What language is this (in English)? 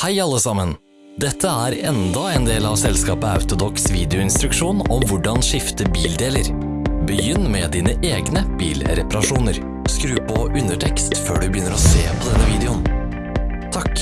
Norwegian